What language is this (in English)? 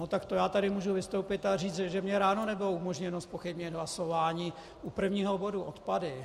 Czech